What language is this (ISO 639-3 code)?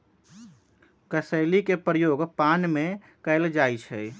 mag